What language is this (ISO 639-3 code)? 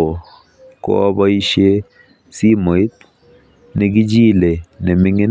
kln